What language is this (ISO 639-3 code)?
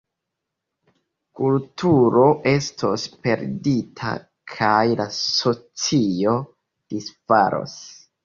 epo